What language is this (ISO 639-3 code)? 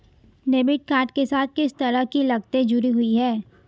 hin